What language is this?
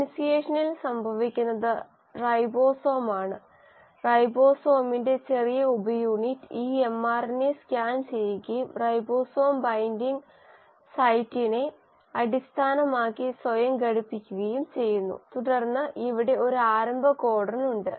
Malayalam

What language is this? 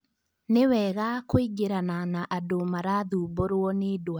Kikuyu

